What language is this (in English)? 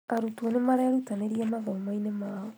Kikuyu